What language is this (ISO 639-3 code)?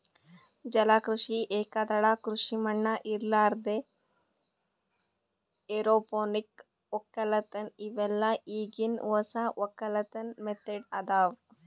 kan